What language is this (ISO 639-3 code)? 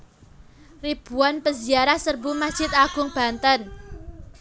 jav